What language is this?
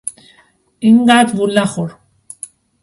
Persian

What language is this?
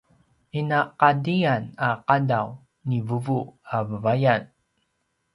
Paiwan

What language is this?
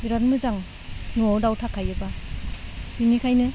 Bodo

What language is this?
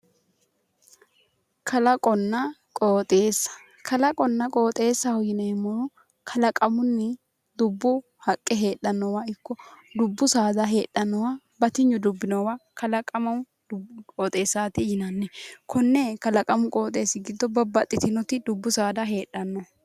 Sidamo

